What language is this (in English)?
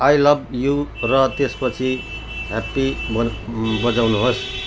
Nepali